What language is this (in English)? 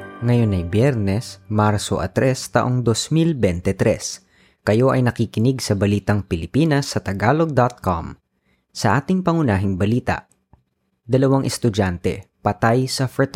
Filipino